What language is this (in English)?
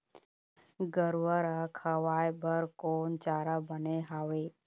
Chhattisgarhi